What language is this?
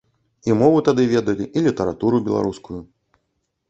Belarusian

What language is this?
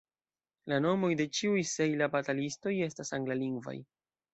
Esperanto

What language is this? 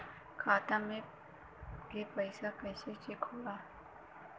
Bhojpuri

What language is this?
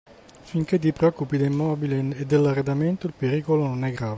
Italian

